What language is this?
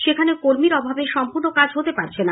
Bangla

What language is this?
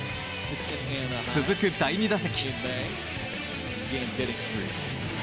Japanese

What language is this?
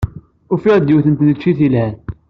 Kabyle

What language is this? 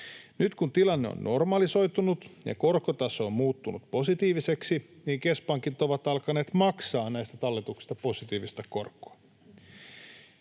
Finnish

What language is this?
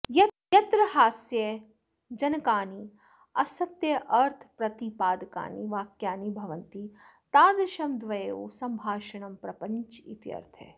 Sanskrit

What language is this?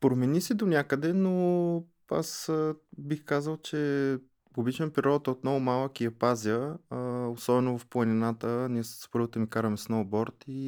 Bulgarian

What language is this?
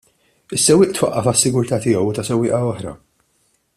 Maltese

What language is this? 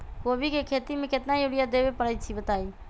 Magahi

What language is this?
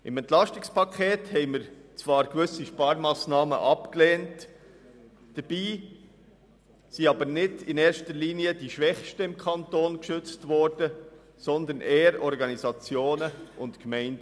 Swiss German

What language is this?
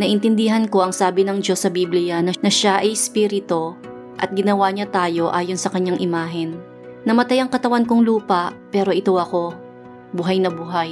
Filipino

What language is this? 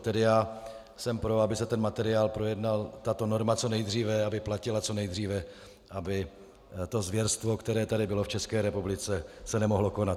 Czech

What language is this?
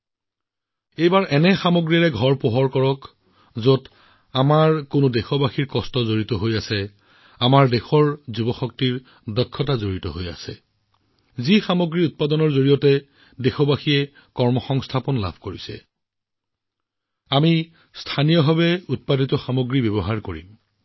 Assamese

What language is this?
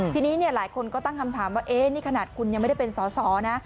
Thai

